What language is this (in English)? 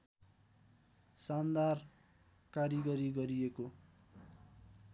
Nepali